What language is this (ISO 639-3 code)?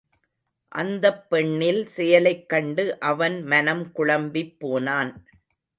tam